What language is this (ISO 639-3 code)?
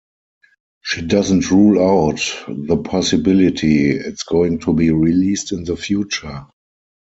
eng